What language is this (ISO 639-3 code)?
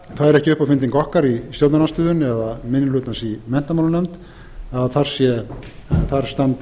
isl